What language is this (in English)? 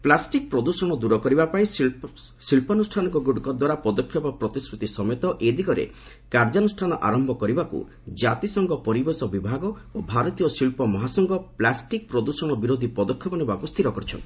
Odia